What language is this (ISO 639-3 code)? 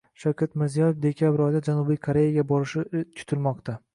uzb